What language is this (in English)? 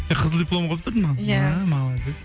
Kazakh